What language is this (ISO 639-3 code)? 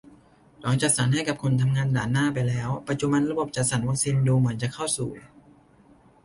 tha